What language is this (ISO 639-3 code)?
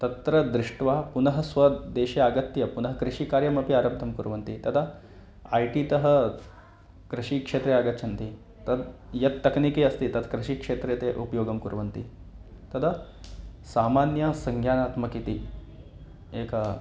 san